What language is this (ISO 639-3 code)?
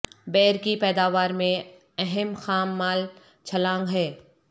urd